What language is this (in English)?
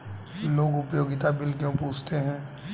Hindi